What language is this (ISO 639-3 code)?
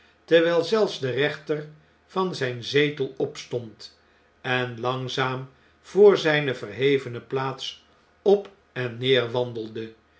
nld